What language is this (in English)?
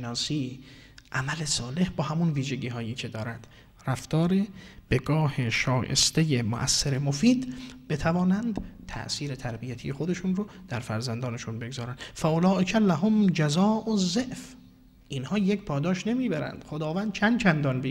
Persian